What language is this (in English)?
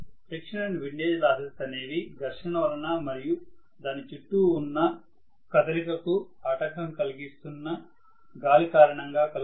Telugu